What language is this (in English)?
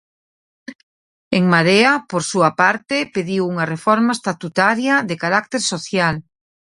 Galician